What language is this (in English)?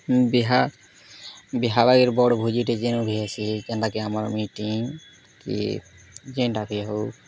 Odia